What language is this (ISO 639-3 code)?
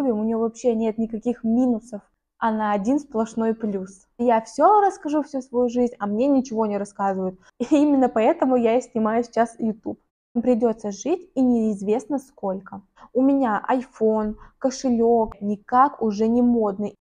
rus